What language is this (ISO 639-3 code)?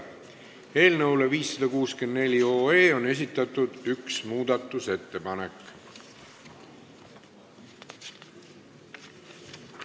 est